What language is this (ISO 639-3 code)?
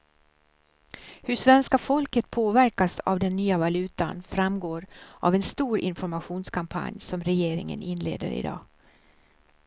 swe